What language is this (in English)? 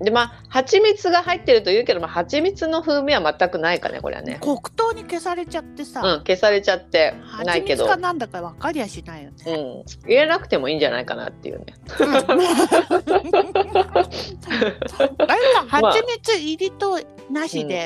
Japanese